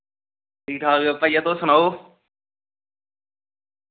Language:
Dogri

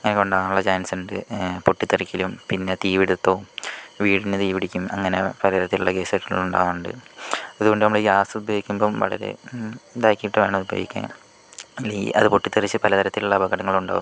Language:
Malayalam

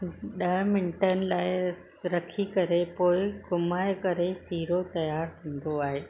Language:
Sindhi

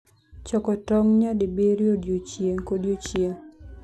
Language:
Luo (Kenya and Tanzania)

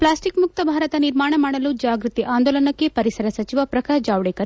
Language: Kannada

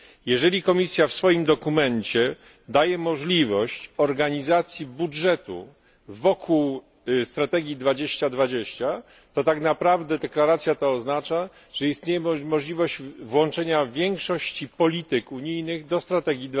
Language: Polish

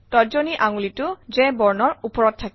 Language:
Assamese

